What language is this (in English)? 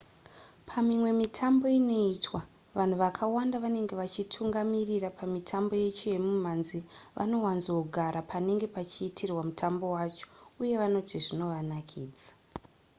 Shona